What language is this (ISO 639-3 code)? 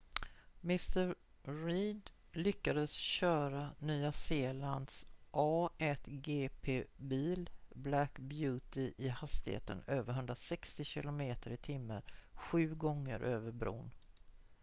swe